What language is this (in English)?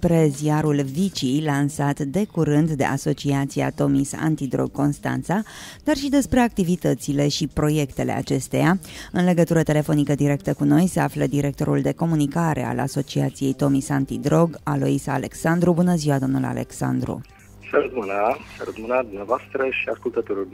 Romanian